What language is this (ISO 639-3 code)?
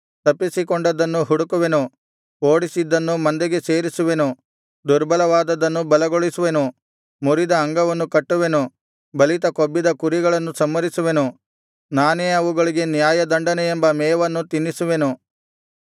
kan